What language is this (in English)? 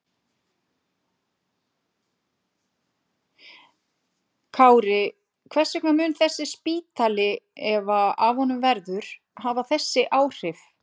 Icelandic